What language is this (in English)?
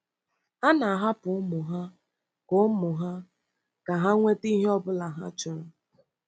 Igbo